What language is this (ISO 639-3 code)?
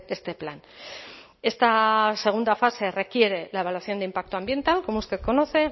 spa